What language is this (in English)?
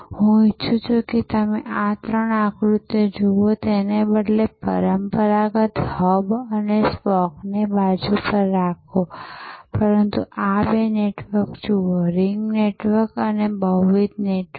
Gujarati